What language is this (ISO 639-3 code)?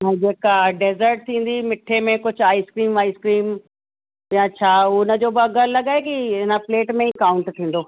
snd